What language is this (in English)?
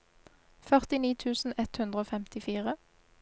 Norwegian